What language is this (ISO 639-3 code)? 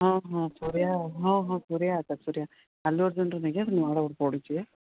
ori